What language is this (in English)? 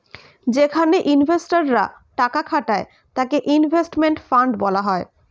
Bangla